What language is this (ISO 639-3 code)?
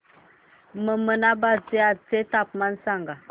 mar